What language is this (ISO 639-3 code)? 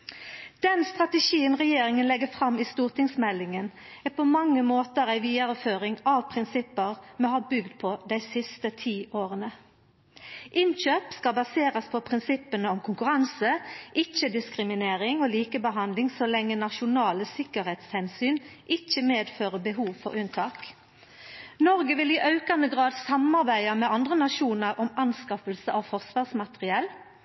nno